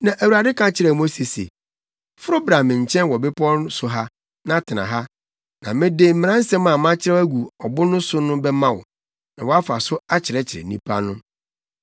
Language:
Akan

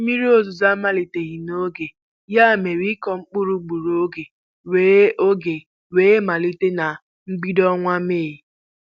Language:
Igbo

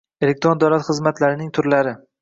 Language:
Uzbek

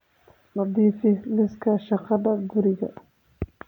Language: Somali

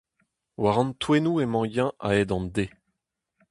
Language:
Breton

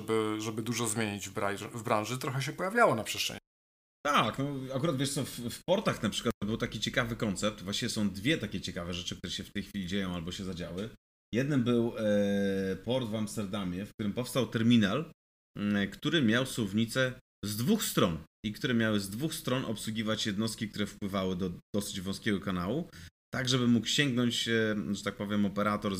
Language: Polish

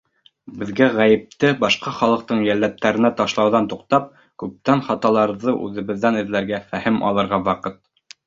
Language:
Bashkir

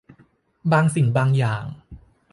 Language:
Thai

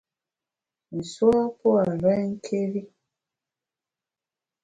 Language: Bamun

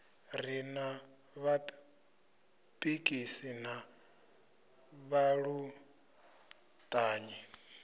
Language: Venda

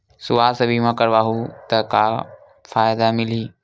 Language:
Chhattisgarhi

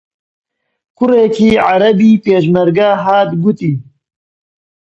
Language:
Central Kurdish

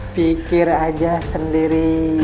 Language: Indonesian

